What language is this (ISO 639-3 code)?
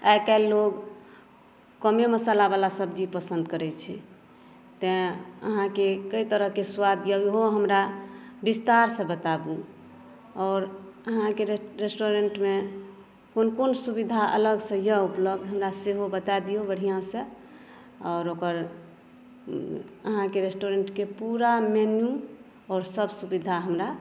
mai